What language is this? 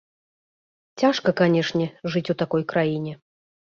Belarusian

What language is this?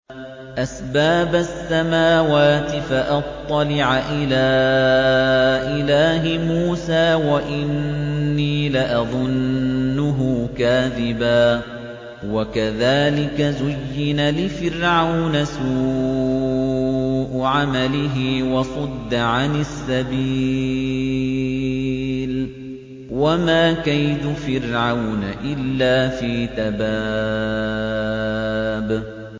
Arabic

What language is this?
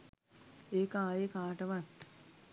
Sinhala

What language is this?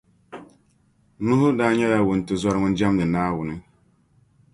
Dagbani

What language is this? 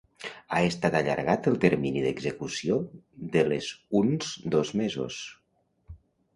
Catalan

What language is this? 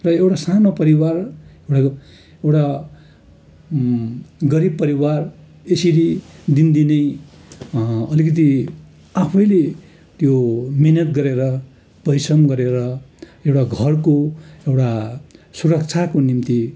Nepali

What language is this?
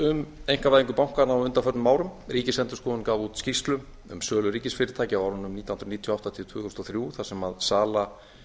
Icelandic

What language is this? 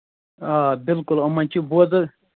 Kashmiri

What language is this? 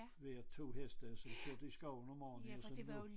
Danish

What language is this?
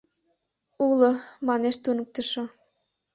Mari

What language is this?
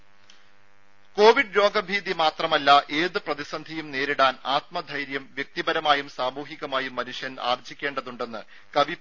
Malayalam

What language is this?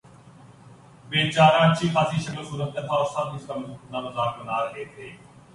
Urdu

